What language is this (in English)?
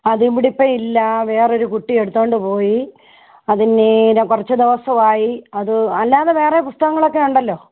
Malayalam